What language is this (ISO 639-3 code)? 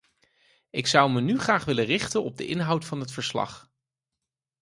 nld